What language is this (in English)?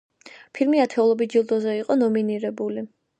Georgian